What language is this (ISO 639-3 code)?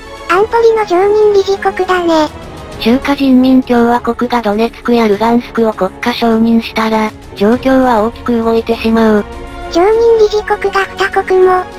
jpn